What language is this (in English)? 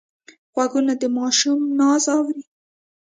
Pashto